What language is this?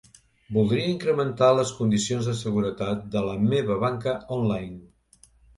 Catalan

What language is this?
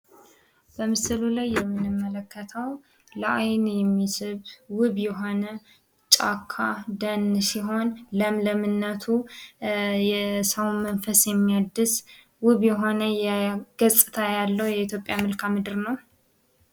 Amharic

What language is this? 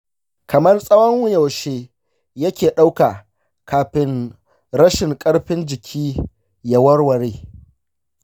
Hausa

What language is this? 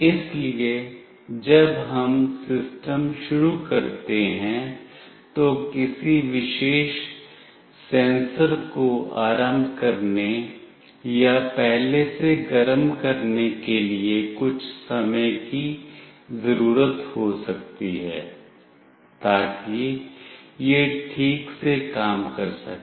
Hindi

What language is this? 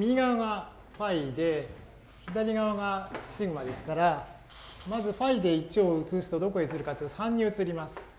Japanese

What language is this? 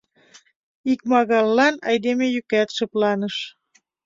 Mari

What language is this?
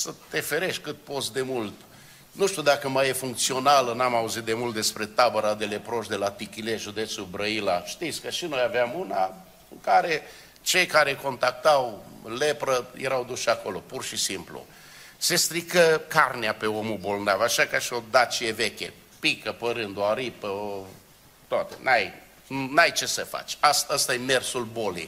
Romanian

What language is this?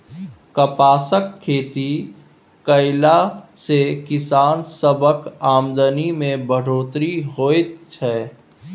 Maithili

